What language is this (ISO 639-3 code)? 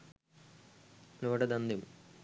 sin